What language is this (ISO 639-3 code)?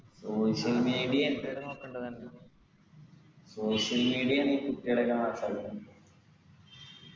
mal